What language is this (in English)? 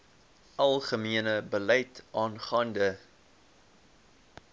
Afrikaans